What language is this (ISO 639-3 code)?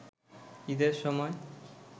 ben